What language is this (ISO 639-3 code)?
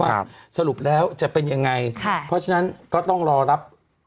tha